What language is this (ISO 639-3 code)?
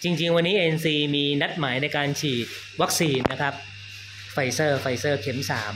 tha